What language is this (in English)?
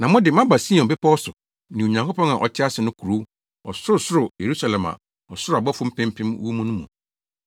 Akan